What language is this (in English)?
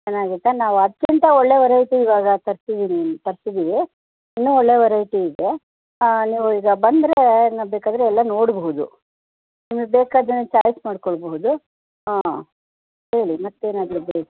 Kannada